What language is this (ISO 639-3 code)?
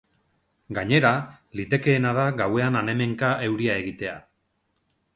eus